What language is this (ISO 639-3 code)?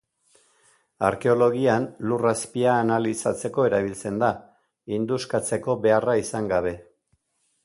eus